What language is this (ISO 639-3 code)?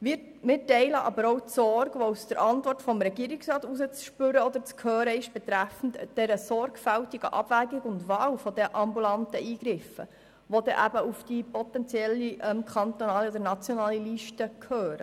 gsw